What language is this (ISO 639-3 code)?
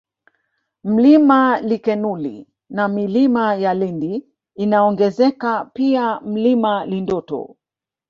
swa